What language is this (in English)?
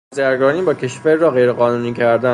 Persian